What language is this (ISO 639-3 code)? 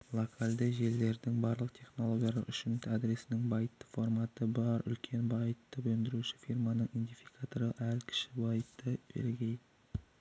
kaz